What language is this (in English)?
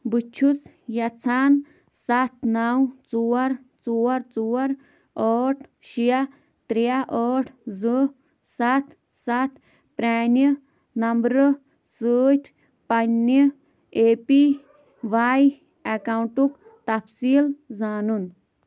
Kashmiri